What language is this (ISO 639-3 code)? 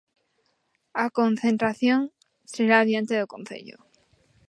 glg